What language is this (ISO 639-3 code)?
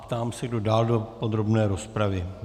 ces